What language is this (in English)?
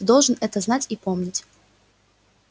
Russian